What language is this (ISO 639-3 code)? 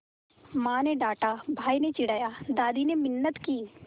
hin